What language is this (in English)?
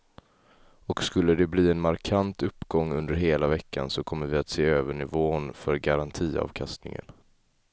Swedish